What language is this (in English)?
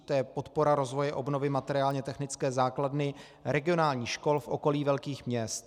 Czech